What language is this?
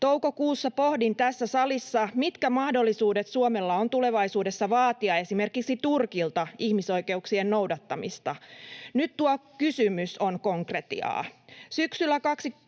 Finnish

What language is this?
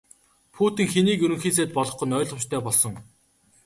Mongolian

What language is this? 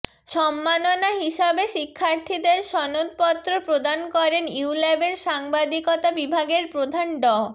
Bangla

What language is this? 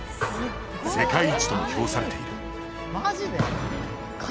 Japanese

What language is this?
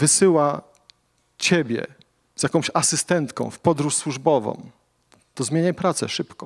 Polish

